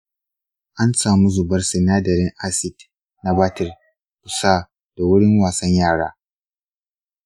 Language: Hausa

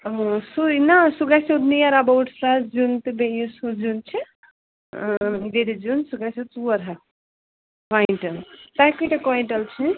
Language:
Kashmiri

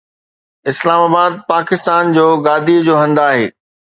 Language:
Sindhi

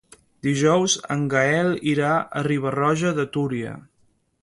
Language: Catalan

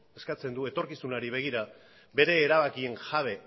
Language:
Basque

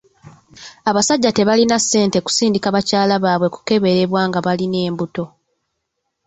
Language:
Ganda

